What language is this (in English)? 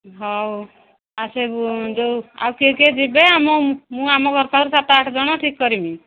Odia